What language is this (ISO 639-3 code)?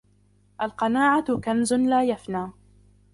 ara